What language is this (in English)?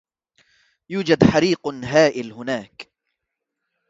Arabic